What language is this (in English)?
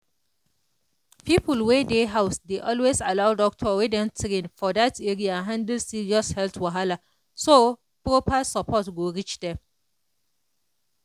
Nigerian Pidgin